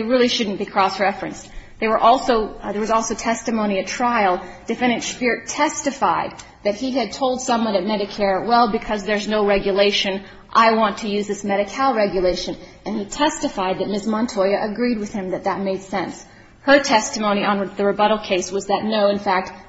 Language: English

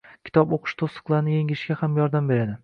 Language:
Uzbek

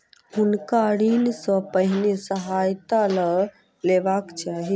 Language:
Maithili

